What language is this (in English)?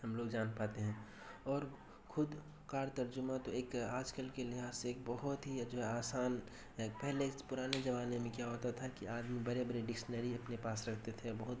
Urdu